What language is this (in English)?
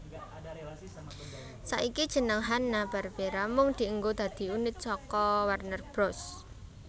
Javanese